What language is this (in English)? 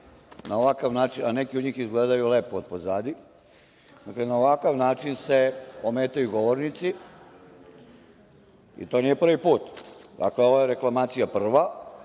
Serbian